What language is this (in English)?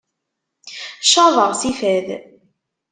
Kabyle